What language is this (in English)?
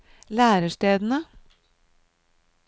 Norwegian